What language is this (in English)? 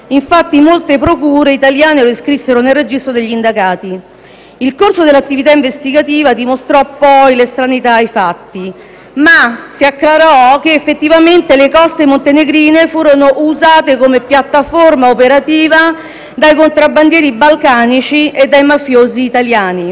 Italian